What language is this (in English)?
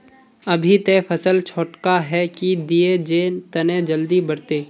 Magahi